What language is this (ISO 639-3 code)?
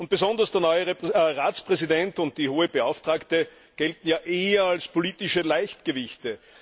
deu